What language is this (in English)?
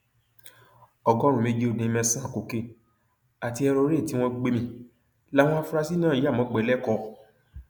Yoruba